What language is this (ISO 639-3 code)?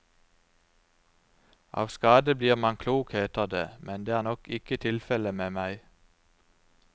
nor